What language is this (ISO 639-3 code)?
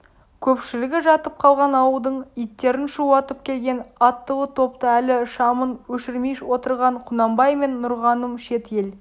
kaz